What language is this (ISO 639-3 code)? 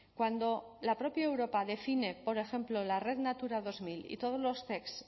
spa